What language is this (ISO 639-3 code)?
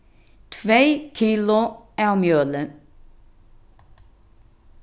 fao